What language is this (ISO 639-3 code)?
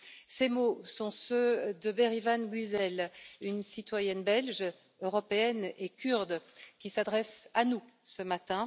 fra